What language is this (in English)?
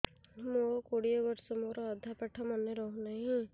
Odia